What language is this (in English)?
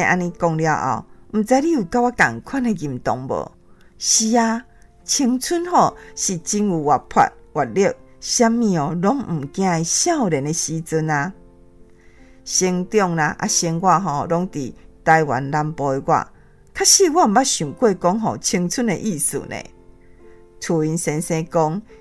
Chinese